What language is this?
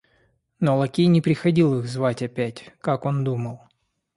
Russian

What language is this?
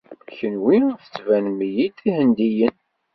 Kabyle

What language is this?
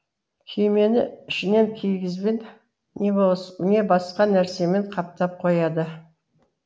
Kazakh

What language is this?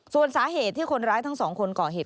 Thai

